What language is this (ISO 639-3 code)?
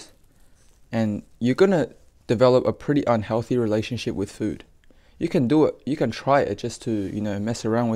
eng